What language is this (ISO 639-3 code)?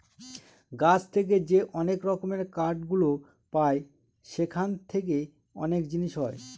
ben